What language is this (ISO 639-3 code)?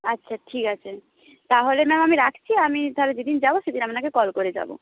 ben